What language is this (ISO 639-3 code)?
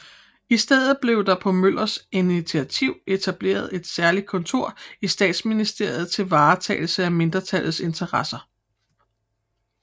dan